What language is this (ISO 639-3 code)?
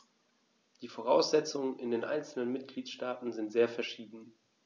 deu